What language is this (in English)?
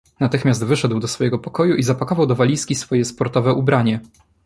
Polish